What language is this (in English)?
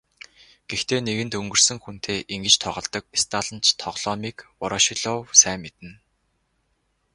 Mongolian